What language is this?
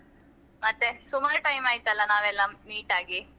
Kannada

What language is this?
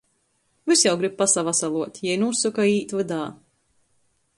Latgalian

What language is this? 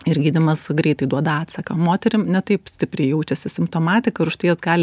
Lithuanian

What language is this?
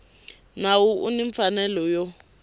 Tsonga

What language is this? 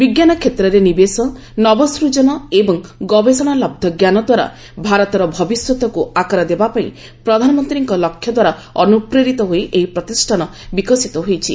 Odia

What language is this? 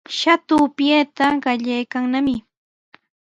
Sihuas Ancash Quechua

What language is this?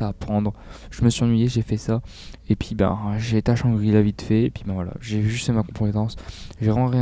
French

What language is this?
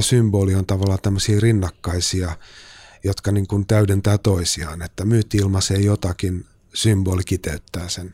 Finnish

